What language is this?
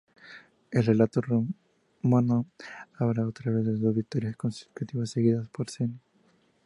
Spanish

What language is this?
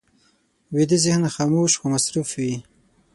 Pashto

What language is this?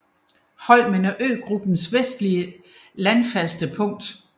Danish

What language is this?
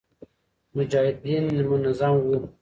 Pashto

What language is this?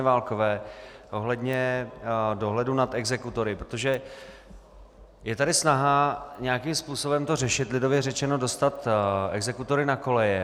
Czech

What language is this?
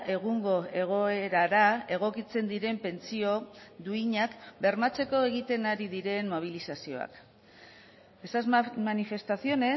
Basque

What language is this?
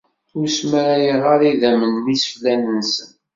Kabyle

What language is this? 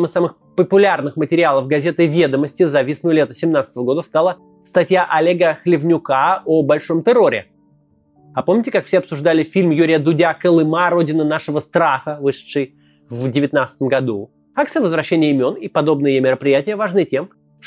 Russian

